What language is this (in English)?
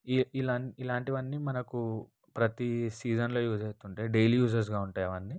Telugu